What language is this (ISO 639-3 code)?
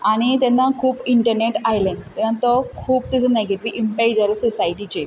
kok